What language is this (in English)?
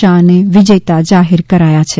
Gujarati